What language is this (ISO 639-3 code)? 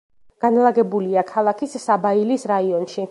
kat